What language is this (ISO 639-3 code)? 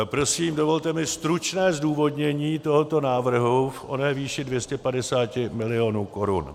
ces